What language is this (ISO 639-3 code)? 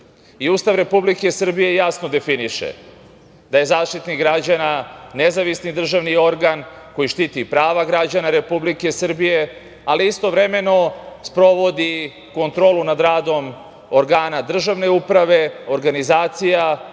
srp